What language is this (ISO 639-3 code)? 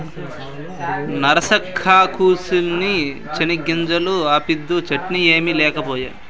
tel